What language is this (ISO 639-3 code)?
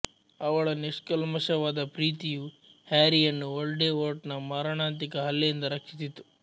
kan